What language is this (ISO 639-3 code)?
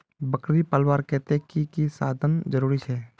mag